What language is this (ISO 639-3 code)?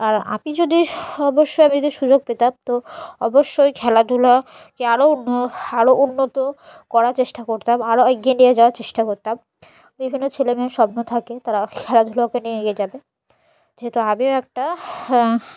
ben